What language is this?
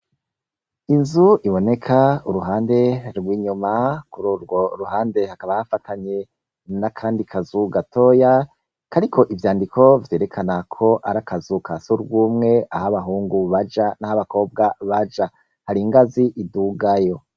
Rundi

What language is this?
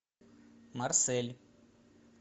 Russian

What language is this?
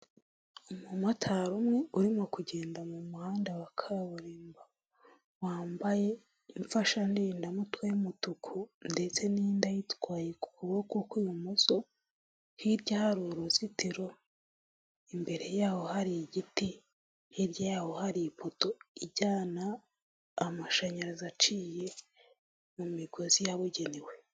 Kinyarwanda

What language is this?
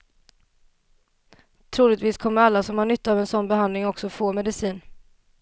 Swedish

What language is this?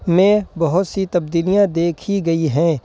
Urdu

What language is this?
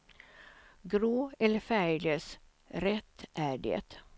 Swedish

